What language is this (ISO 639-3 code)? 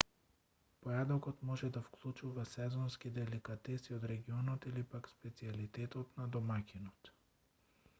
mkd